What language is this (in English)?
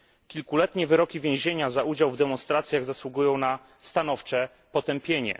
Polish